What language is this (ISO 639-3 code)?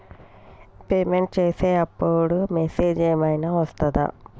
tel